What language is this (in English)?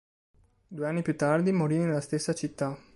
Italian